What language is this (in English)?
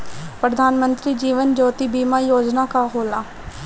Bhojpuri